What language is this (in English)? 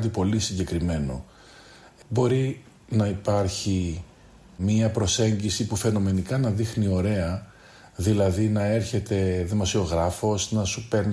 Greek